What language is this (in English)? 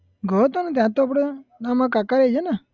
Gujarati